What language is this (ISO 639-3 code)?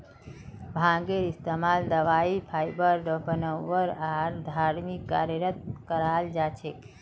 mag